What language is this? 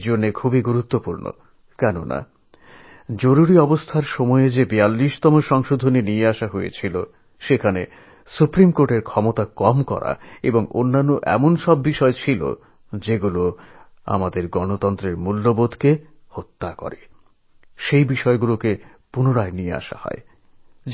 Bangla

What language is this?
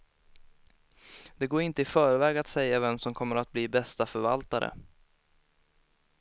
Swedish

